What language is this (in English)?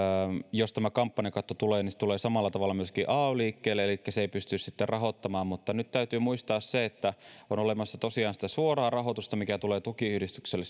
Finnish